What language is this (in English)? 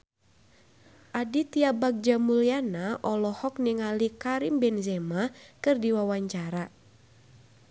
Sundanese